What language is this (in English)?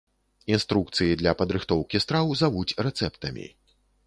Belarusian